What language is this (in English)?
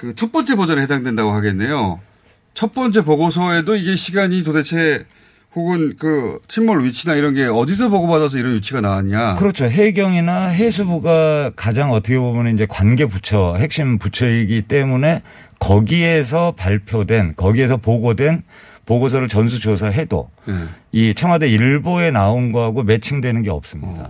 Korean